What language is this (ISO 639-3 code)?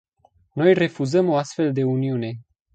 ron